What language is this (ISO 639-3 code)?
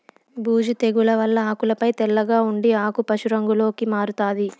tel